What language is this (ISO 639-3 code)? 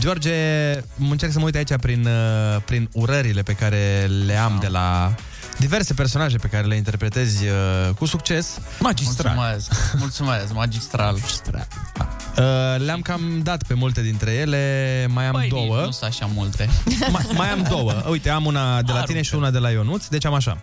ron